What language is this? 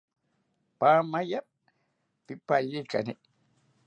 South Ucayali Ashéninka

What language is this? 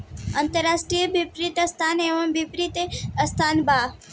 Bhojpuri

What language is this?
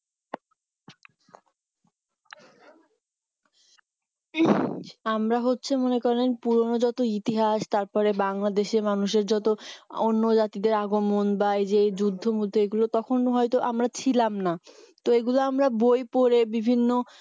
Bangla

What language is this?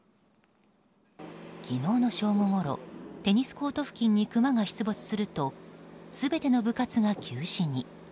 Japanese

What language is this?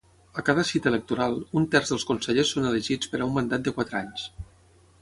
Catalan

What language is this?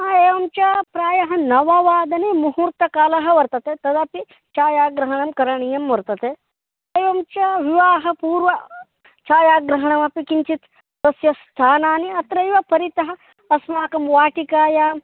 Sanskrit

